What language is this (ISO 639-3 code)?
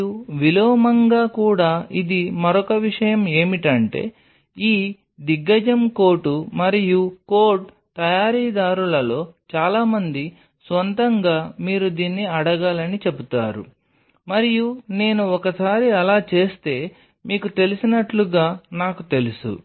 tel